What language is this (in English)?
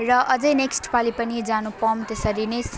Nepali